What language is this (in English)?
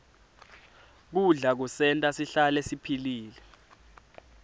Swati